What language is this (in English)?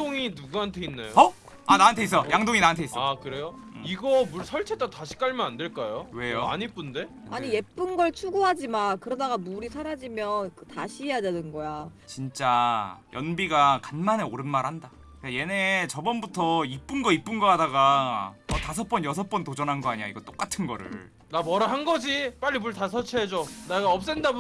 Korean